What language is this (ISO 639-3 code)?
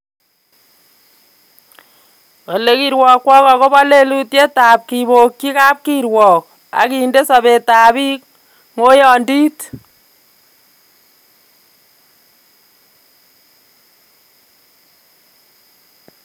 kln